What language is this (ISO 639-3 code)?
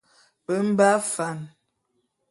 bum